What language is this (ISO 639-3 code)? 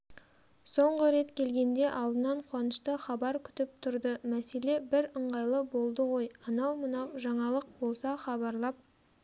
kaz